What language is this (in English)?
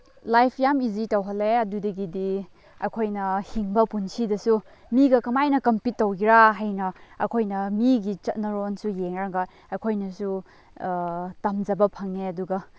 Manipuri